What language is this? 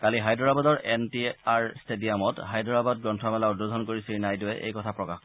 Assamese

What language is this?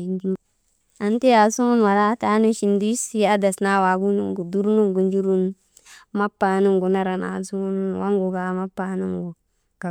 Maba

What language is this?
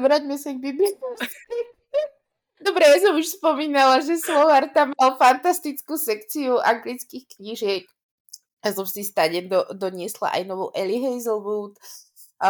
Slovak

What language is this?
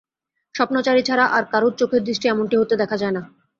Bangla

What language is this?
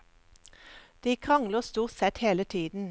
Norwegian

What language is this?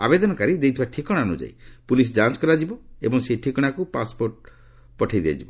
Odia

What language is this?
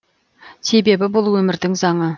Kazakh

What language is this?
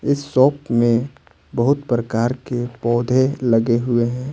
Hindi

